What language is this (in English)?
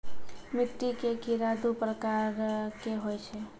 Maithili